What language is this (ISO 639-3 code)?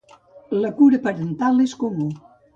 cat